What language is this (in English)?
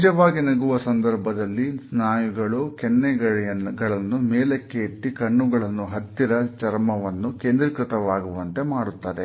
Kannada